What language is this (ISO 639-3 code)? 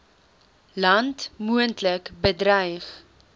afr